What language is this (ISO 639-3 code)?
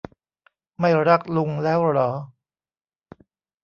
tha